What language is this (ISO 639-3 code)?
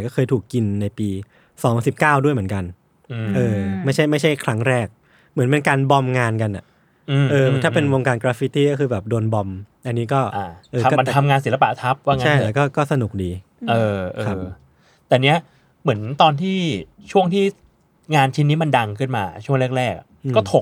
tha